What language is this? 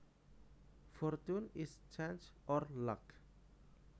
Javanese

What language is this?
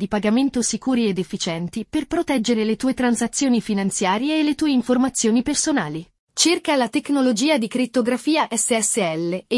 Italian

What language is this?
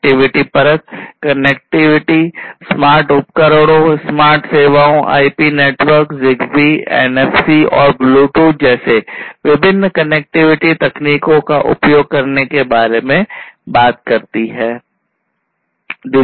Hindi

